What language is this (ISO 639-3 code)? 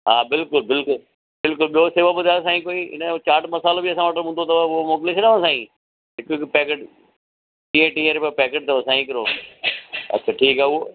snd